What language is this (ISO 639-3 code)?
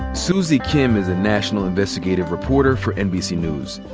eng